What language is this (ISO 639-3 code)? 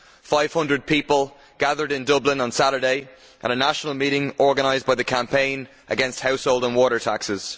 eng